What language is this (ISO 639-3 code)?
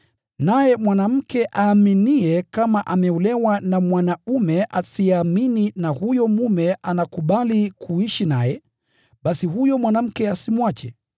swa